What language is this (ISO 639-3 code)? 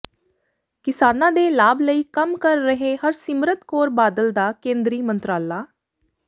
pan